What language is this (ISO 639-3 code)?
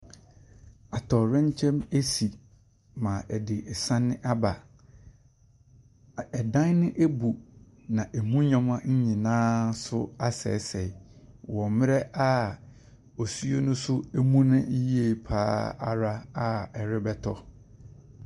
aka